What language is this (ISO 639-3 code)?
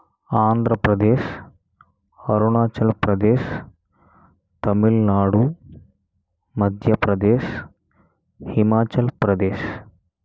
tel